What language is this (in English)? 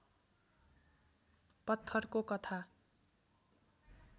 Nepali